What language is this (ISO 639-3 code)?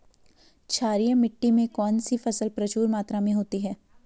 hin